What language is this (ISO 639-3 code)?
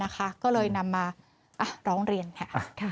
tha